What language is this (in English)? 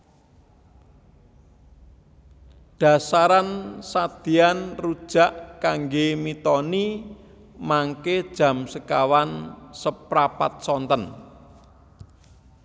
Javanese